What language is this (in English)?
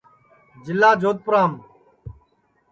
Sansi